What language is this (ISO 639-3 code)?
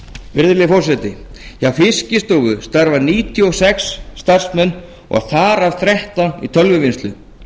isl